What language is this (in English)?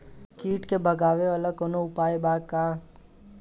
Bhojpuri